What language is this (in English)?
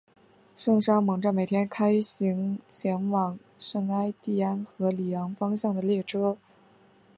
Chinese